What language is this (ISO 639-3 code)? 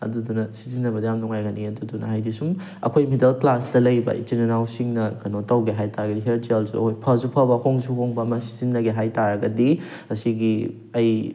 mni